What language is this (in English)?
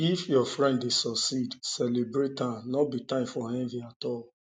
Nigerian Pidgin